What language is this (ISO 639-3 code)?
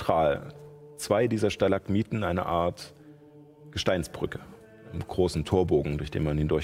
deu